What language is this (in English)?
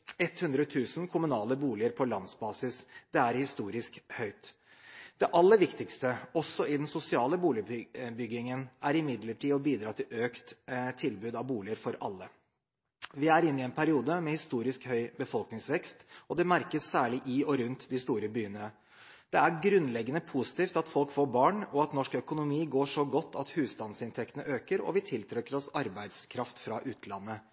Norwegian Bokmål